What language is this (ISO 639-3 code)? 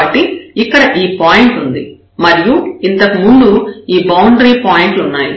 tel